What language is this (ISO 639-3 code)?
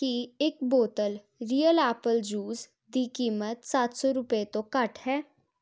pan